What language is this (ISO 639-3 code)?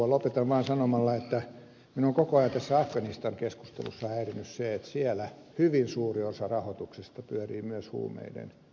fin